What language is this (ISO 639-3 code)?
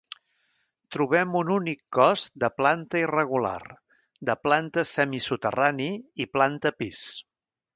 cat